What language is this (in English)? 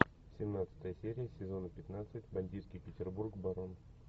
Russian